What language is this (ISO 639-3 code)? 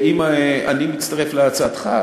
heb